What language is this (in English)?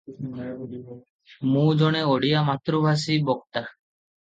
Odia